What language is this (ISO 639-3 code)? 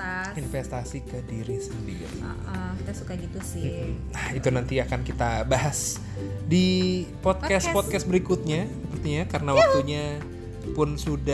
ind